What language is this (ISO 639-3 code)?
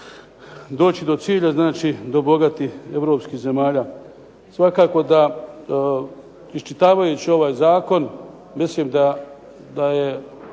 hrv